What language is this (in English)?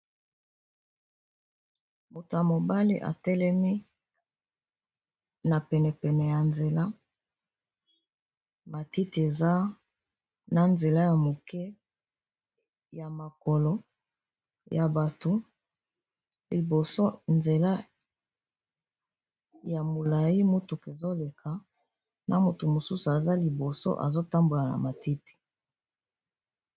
Lingala